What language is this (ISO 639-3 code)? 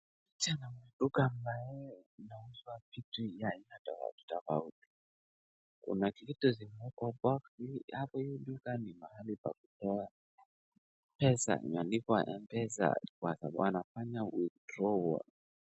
swa